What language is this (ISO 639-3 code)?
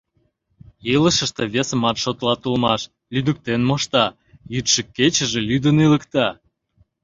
chm